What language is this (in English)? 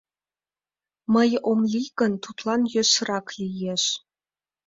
Mari